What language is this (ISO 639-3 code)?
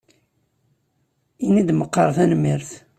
kab